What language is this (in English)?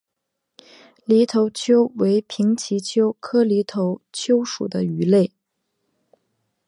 Chinese